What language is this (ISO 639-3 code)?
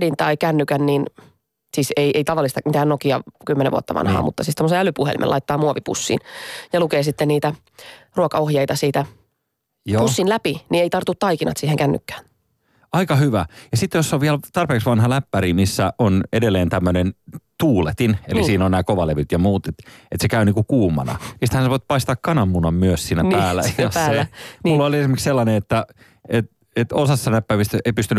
fin